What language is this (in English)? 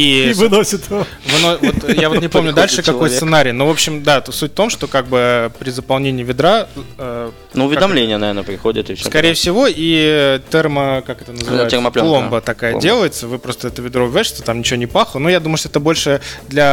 Russian